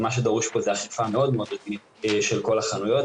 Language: Hebrew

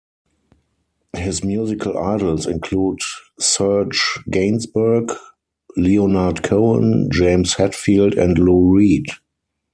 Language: English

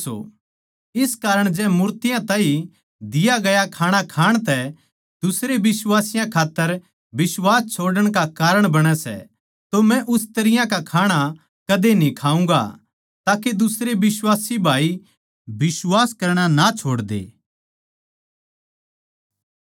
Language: Haryanvi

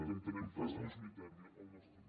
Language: Catalan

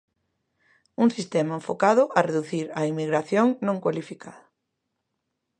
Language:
Galician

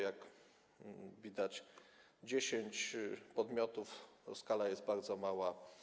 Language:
Polish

